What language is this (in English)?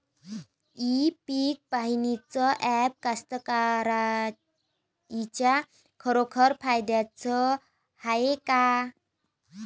Marathi